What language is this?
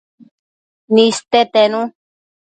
Matsés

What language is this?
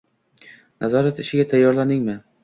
Uzbek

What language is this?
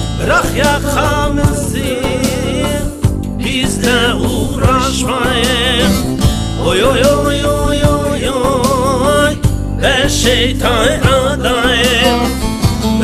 Turkish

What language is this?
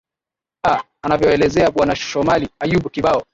Swahili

